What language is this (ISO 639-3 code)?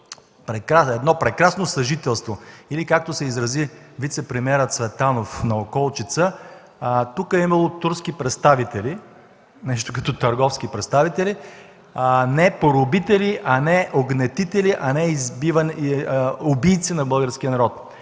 bul